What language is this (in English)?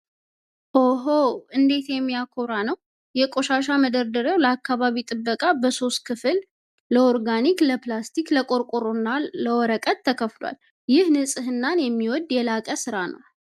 Amharic